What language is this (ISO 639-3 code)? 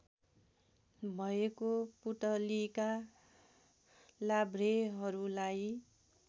nep